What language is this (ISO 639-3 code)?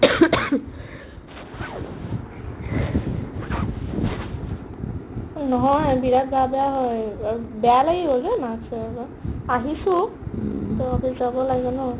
asm